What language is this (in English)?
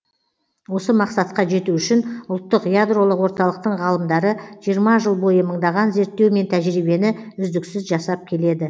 Kazakh